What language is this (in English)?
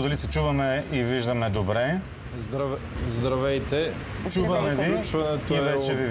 Bulgarian